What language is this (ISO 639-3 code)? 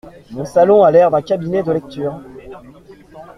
fra